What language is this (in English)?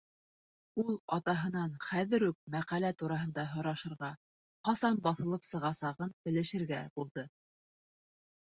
Bashkir